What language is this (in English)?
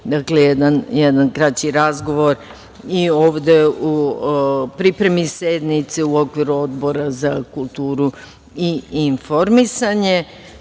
Serbian